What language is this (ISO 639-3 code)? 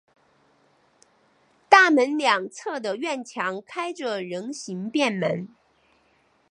zho